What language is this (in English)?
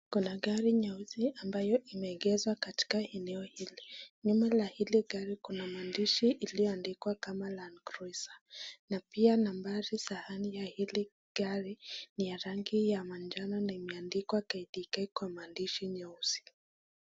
Swahili